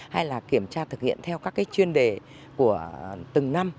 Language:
Vietnamese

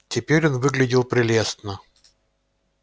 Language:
Russian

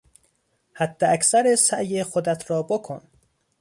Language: Persian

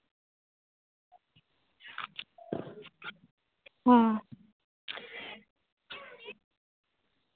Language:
Santali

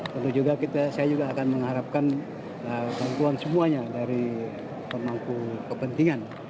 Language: Indonesian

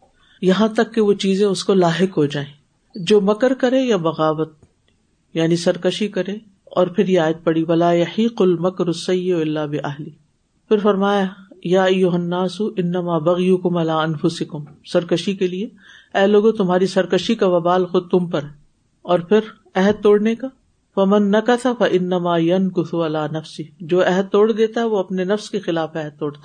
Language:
Urdu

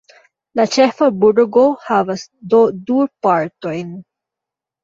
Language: Esperanto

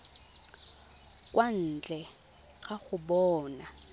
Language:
Tswana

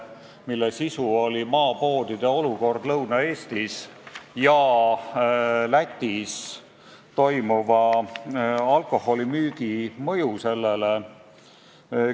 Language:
Estonian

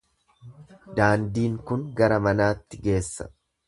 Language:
Oromo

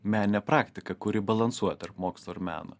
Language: Lithuanian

